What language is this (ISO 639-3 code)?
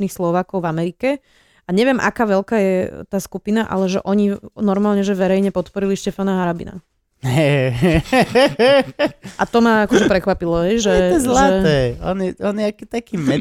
slk